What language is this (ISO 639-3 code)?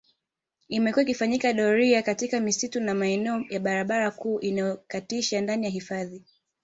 swa